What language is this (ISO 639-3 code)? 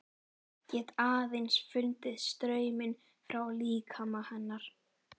isl